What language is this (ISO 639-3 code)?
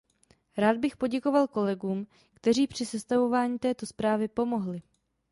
ces